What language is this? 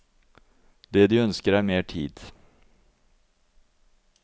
Norwegian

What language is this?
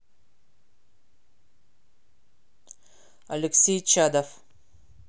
Russian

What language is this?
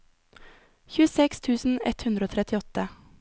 Norwegian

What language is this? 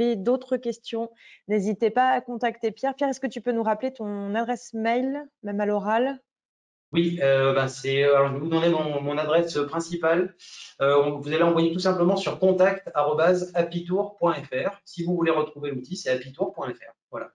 French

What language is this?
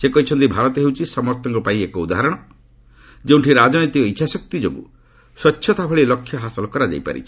Odia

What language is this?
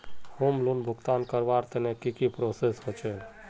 Magahi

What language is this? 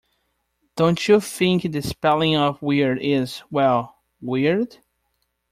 English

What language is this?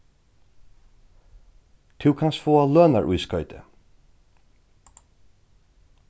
Faroese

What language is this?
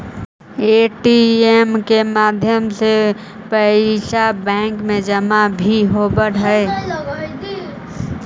Magahi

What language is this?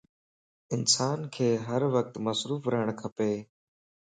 Lasi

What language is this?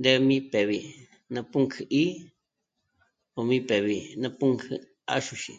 Michoacán Mazahua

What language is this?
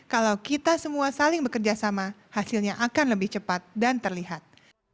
Indonesian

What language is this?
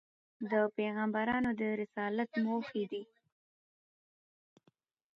Pashto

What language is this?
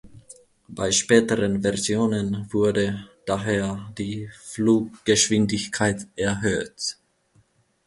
German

